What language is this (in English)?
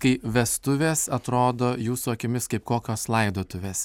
Lithuanian